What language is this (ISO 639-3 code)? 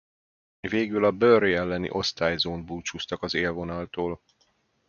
hun